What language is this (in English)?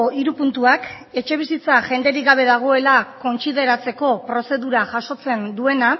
Basque